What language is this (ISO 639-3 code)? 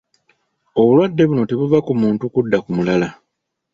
lug